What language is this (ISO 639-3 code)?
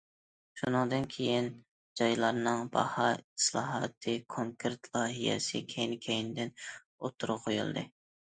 uig